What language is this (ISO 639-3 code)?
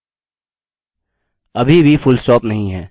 hin